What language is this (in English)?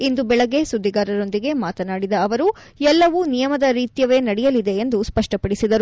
Kannada